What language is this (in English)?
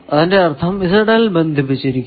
Malayalam